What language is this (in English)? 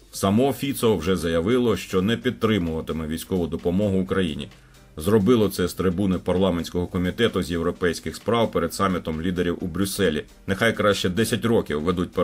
Ukrainian